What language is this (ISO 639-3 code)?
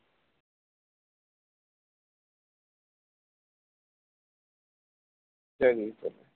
ben